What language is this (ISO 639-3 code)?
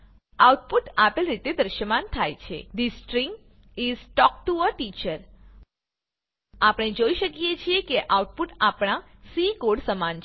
guj